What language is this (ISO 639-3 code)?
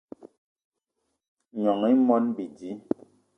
eto